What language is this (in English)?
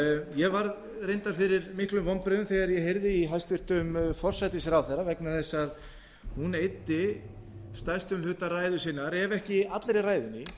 Icelandic